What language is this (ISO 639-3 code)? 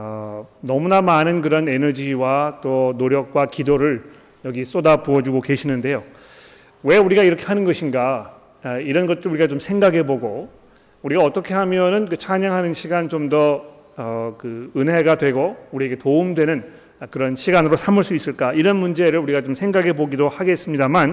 kor